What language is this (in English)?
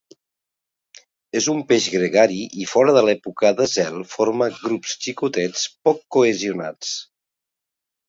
Catalan